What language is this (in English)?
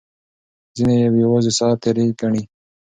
Pashto